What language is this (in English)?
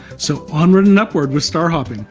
English